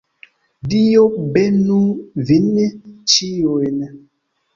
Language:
Esperanto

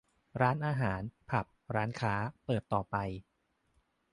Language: Thai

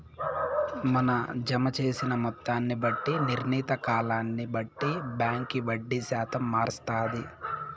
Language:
Telugu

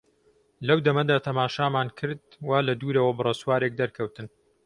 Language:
Central Kurdish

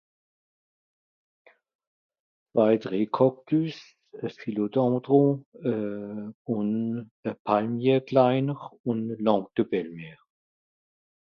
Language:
Swiss German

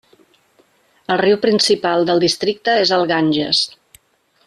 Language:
Catalan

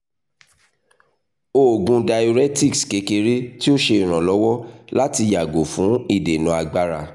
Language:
Yoruba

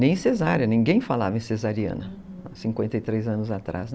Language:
Portuguese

